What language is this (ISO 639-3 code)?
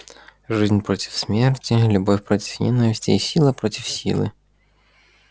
rus